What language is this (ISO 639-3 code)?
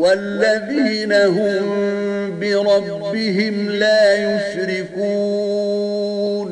ara